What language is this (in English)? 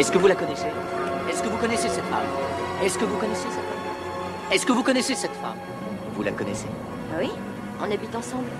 French